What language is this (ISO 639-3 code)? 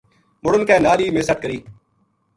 gju